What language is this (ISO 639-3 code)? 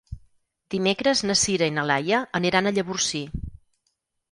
cat